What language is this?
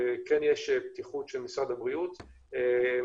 Hebrew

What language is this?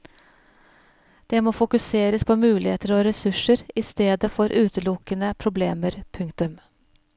Norwegian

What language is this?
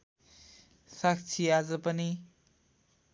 Nepali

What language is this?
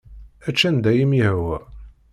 Kabyle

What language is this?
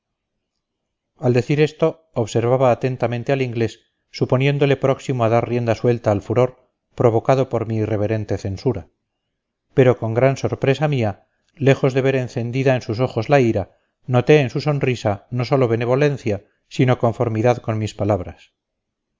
Spanish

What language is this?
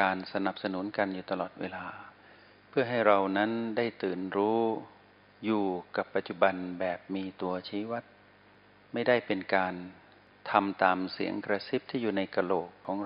Thai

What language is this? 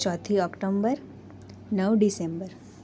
Gujarati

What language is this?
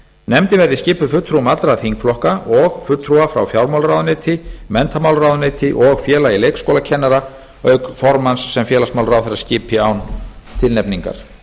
Icelandic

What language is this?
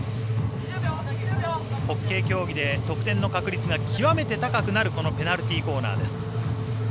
Japanese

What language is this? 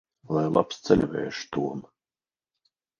Latvian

